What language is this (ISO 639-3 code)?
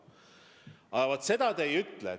est